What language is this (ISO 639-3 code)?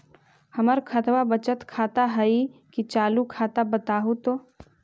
mag